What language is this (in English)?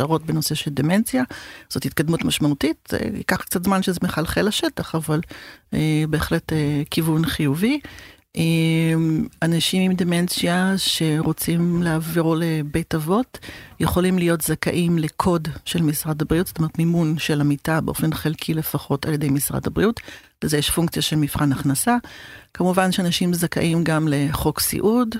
Hebrew